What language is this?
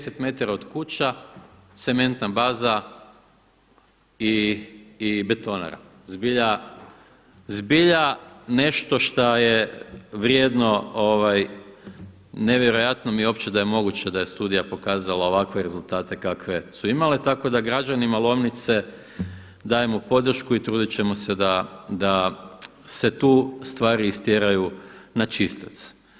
Croatian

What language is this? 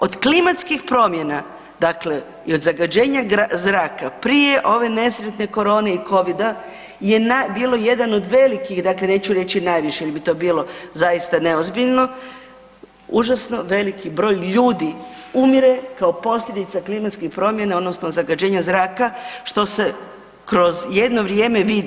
Croatian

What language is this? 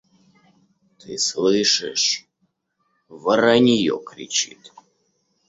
Russian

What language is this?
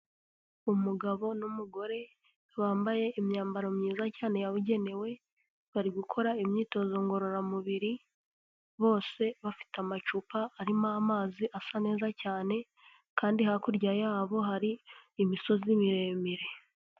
Kinyarwanda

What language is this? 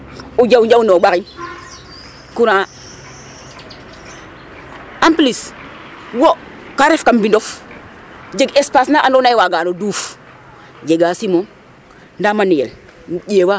Serer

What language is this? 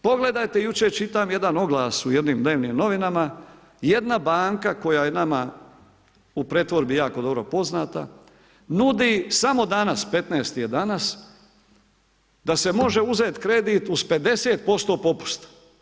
Croatian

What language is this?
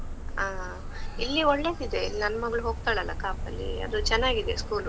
Kannada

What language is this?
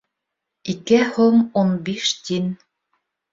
Bashkir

